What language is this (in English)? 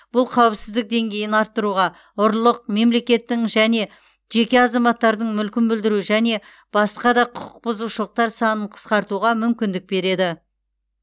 Kazakh